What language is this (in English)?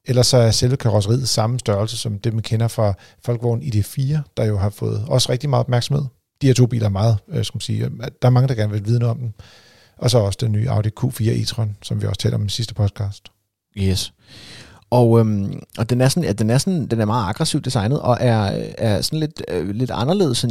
Danish